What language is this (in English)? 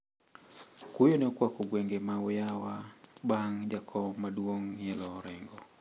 Luo (Kenya and Tanzania)